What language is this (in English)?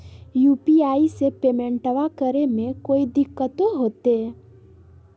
Magahi